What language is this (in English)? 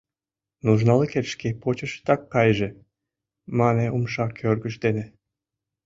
Mari